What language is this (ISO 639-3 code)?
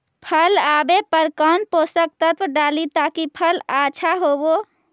mag